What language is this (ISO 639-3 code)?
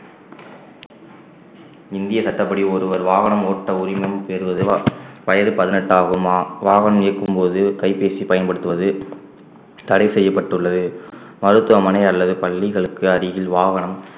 tam